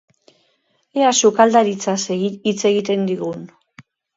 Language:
Basque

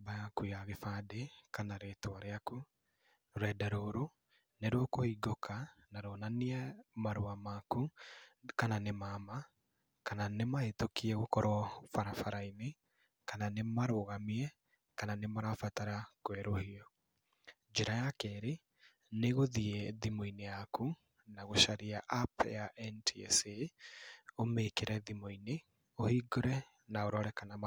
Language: Kikuyu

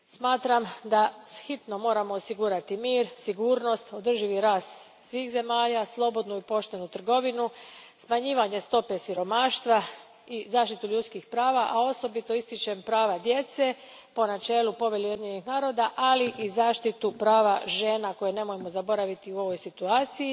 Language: Croatian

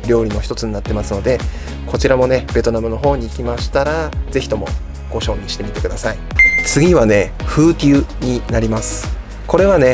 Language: Japanese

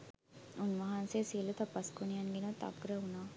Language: Sinhala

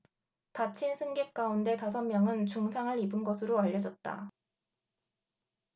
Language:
Korean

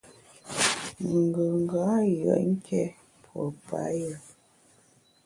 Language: Bamun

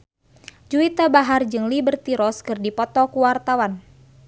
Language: Sundanese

